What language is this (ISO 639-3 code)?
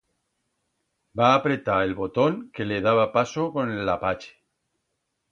arg